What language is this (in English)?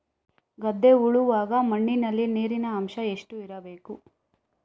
Kannada